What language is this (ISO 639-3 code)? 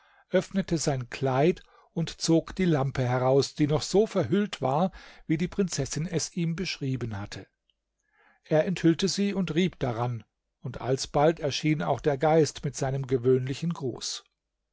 deu